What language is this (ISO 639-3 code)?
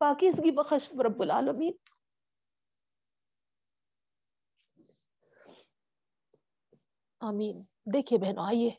urd